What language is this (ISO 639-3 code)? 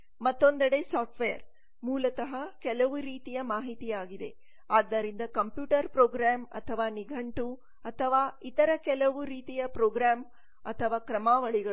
kan